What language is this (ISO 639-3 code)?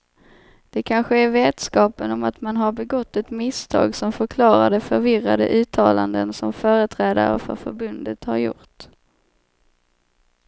swe